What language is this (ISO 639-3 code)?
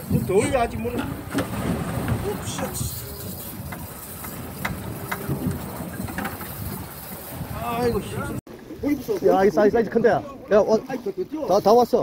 kor